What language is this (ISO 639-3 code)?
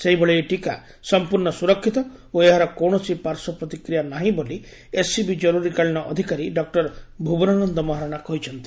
ori